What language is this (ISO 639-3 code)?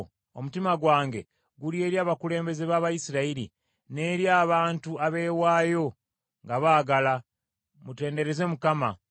lug